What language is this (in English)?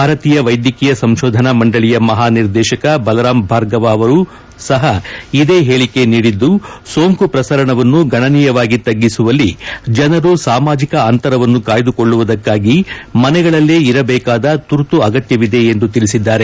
Kannada